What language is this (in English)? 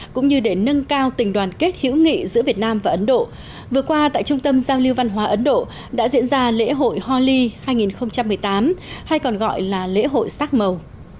Vietnamese